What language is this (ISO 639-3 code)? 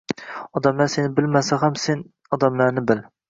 uzb